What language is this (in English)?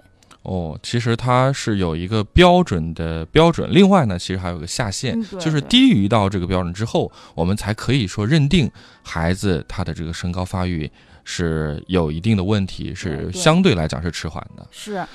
Chinese